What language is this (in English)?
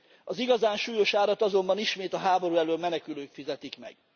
Hungarian